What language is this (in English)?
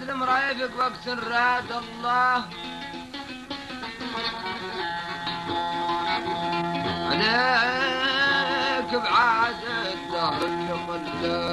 Arabic